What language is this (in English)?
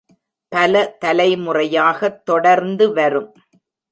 Tamil